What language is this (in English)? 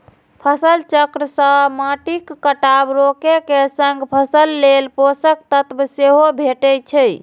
Maithili